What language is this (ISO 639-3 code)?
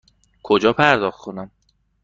fas